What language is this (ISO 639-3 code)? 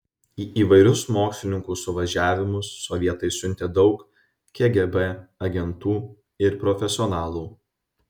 lit